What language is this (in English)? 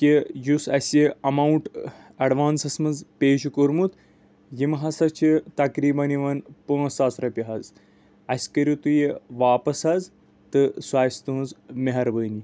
Kashmiri